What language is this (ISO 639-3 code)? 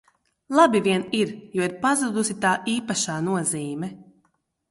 lav